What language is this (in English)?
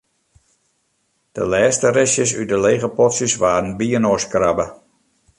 Western Frisian